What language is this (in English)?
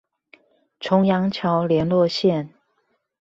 Chinese